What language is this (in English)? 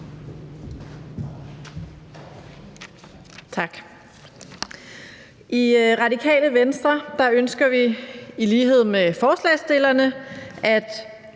Danish